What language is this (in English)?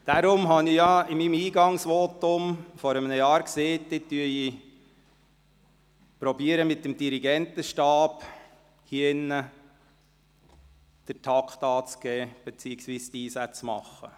Swiss German